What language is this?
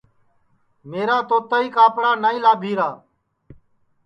Sansi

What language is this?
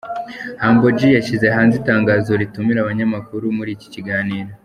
Kinyarwanda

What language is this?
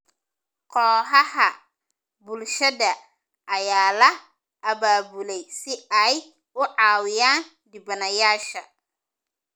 Somali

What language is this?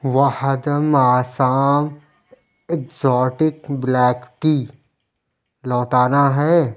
Urdu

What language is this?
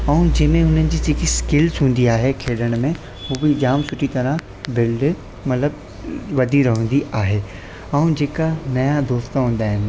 Sindhi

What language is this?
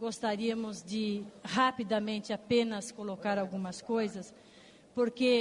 Portuguese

